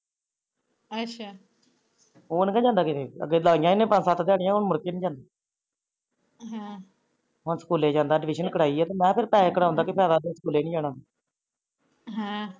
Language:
Punjabi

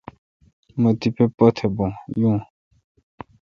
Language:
Kalkoti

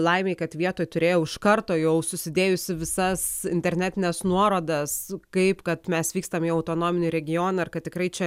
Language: Lithuanian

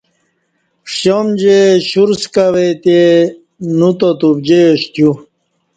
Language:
Kati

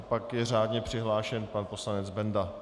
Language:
Czech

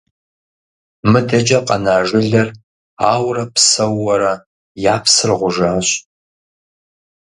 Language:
Kabardian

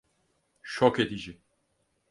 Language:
Turkish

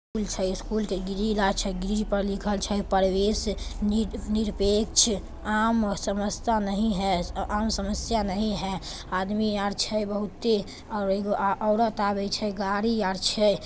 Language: Magahi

